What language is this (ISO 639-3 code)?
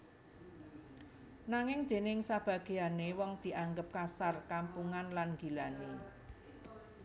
jav